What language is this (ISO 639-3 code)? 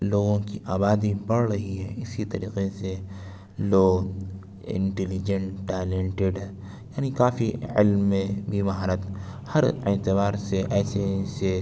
urd